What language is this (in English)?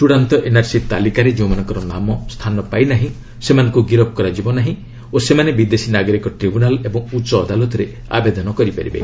Odia